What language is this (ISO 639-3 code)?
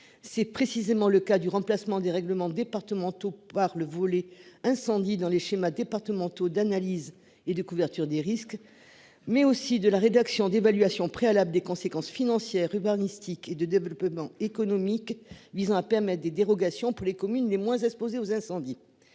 fra